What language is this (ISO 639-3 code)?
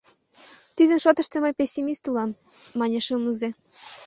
chm